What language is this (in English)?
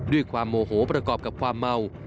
Thai